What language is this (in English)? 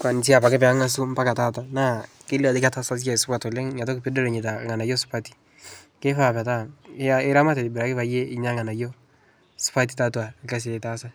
Masai